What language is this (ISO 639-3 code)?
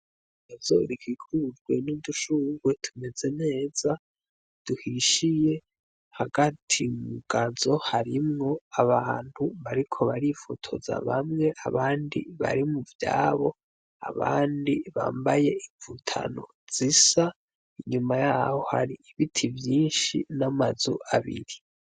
run